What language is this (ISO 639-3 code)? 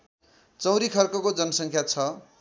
nep